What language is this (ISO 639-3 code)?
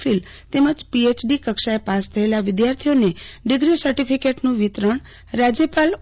guj